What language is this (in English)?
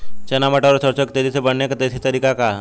Bhojpuri